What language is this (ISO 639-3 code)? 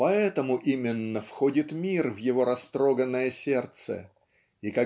rus